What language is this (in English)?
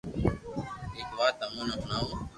Loarki